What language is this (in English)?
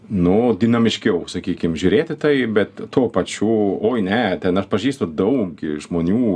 Lithuanian